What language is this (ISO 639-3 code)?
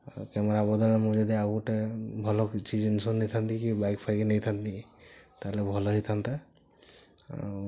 ori